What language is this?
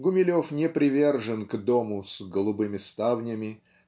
Russian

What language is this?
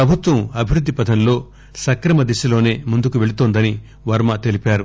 Telugu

